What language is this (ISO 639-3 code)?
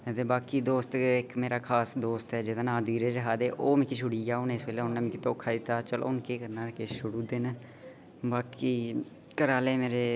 doi